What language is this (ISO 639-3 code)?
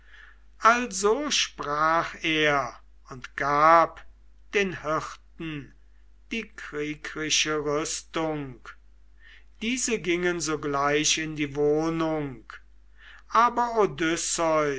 deu